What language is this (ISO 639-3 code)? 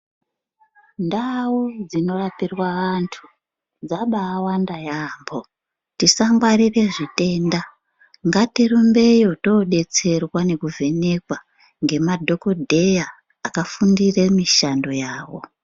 ndc